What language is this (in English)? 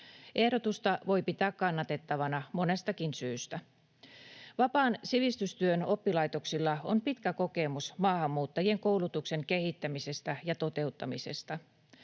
Finnish